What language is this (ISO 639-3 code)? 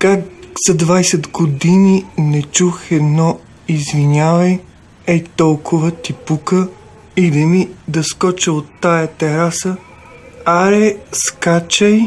bul